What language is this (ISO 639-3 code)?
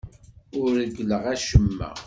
kab